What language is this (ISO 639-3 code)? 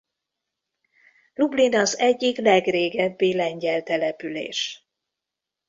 hun